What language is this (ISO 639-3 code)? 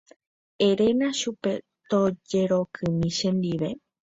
grn